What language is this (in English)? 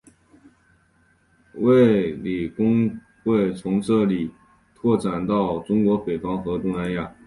Chinese